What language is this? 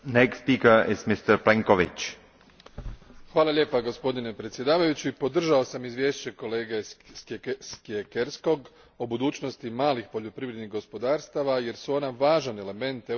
Croatian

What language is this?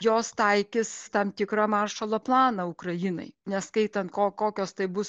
Lithuanian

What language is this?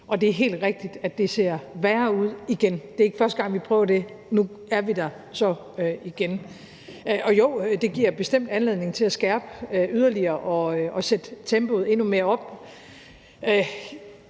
Danish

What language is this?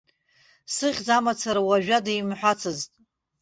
Abkhazian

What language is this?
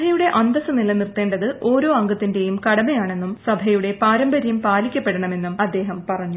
Malayalam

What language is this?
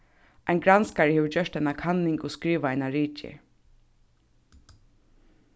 Faroese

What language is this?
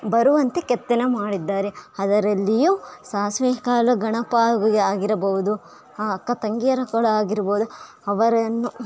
Kannada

